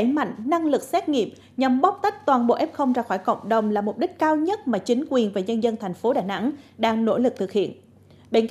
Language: Vietnamese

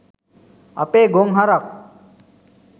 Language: Sinhala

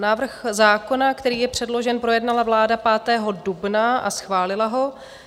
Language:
Czech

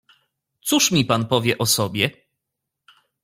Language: Polish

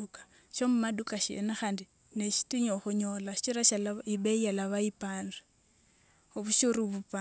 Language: Wanga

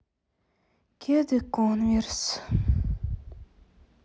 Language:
Russian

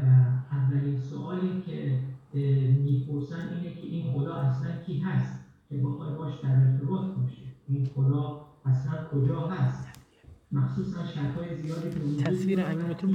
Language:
Persian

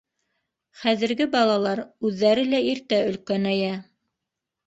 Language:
Bashkir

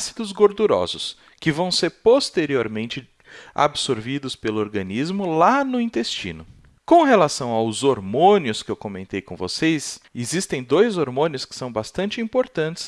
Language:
Portuguese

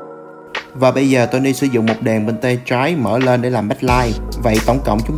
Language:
Vietnamese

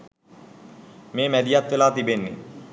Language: Sinhala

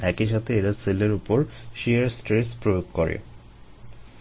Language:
Bangla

